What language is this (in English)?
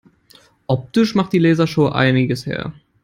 German